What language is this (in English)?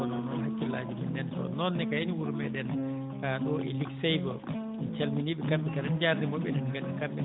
Fula